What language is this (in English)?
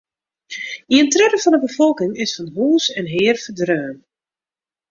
Western Frisian